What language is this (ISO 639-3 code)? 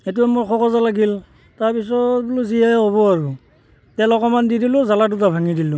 asm